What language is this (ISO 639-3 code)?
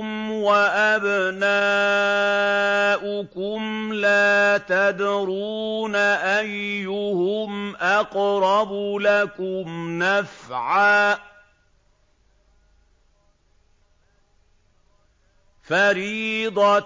ara